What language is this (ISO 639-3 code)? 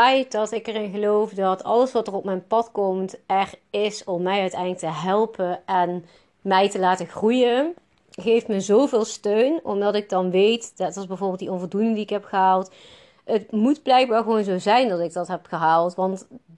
nld